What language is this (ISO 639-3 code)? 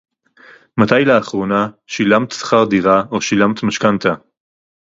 heb